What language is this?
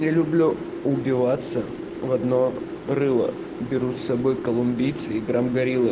Russian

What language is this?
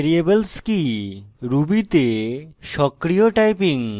Bangla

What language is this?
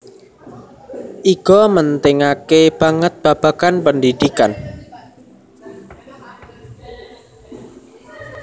Javanese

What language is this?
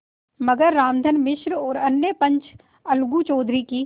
Hindi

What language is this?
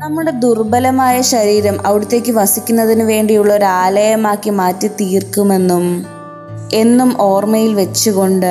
Malayalam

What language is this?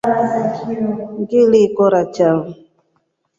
Rombo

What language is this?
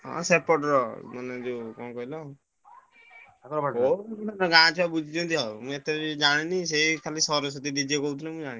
Odia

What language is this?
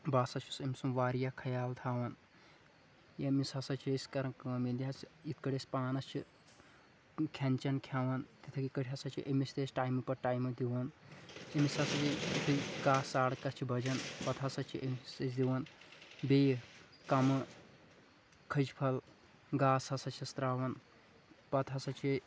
Kashmiri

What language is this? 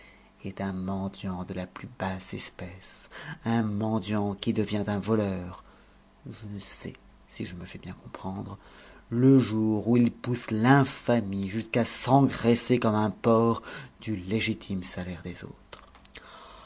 French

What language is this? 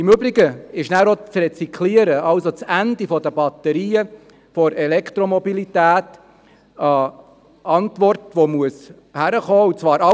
Swiss German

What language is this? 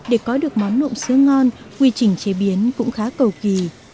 Vietnamese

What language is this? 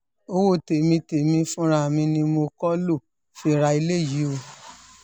Yoruba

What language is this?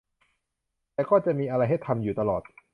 Thai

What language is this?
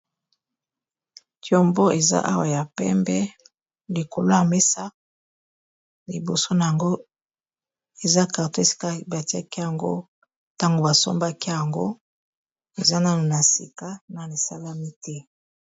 Lingala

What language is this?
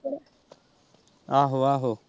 Punjabi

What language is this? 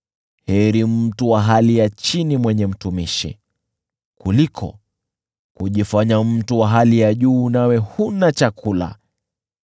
Swahili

